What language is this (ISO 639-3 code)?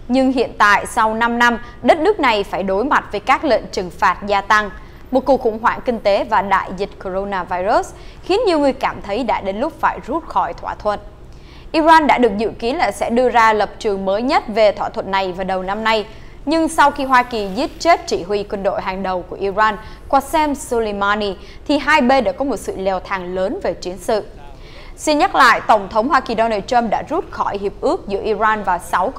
vie